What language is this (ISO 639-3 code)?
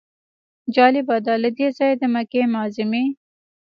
pus